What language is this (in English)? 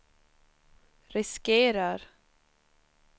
Swedish